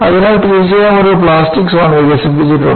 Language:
Malayalam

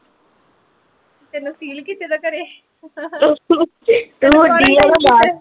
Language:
Punjabi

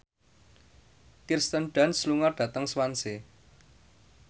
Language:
Javanese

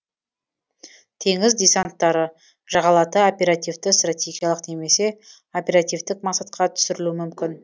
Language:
Kazakh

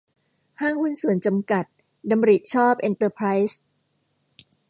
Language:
Thai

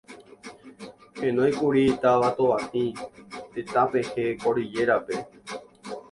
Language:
Guarani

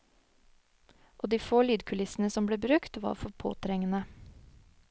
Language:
Norwegian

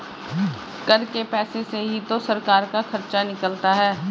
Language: Hindi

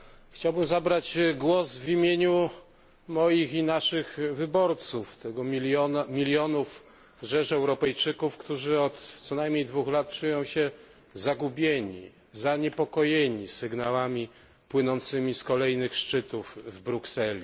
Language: Polish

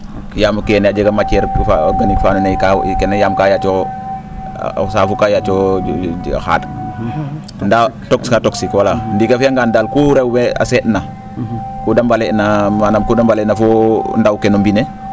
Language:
Serer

